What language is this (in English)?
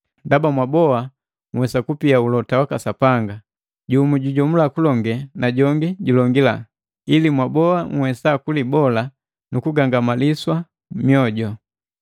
Matengo